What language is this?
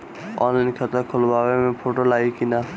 Bhojpuri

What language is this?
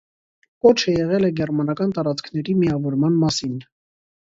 Armenian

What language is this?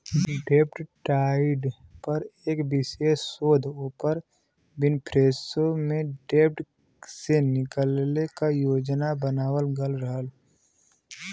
Bhojpuri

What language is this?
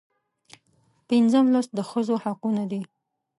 Pashto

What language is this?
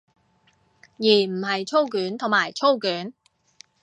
Cantonese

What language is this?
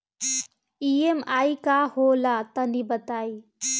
Bhojpuri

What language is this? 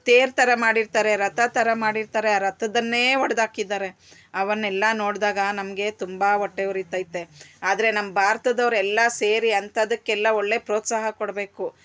Kannada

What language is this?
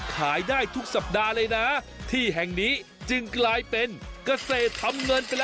Thai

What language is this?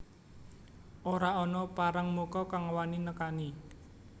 Javanese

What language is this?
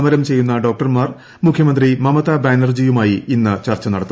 Malayalam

